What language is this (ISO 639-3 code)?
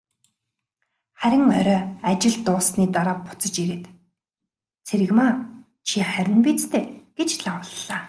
mon